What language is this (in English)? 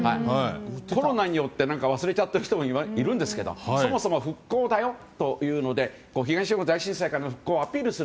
Japanese